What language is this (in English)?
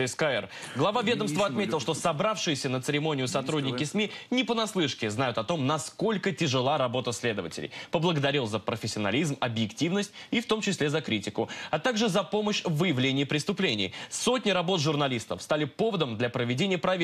Russian